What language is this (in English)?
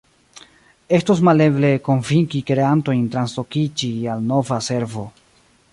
Esperanto